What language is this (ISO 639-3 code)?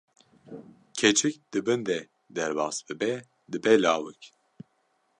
kur